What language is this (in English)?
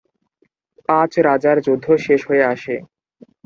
Bangla